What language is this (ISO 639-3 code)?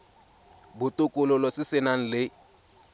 tsn